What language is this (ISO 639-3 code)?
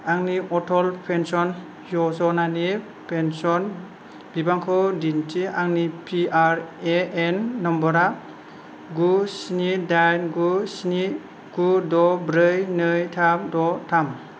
brx